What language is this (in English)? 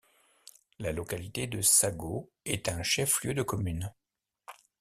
French